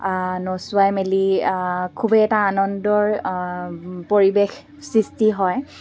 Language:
Assamese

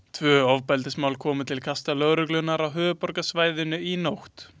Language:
Icelandic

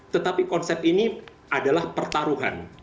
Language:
Indonesian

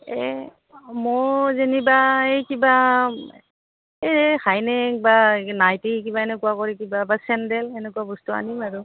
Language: Assamese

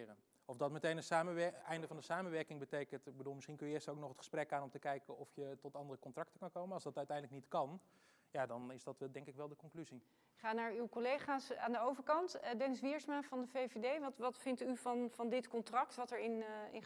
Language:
Dutch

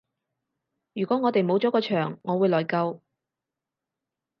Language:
Cantonese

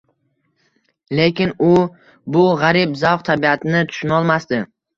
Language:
Uzbek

